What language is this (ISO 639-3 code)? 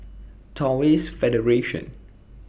eng